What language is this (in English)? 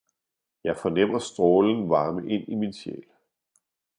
Danish